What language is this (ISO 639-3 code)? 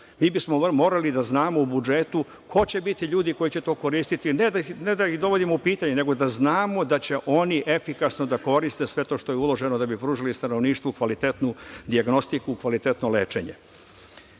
srp